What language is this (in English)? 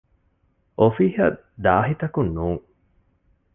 Divehi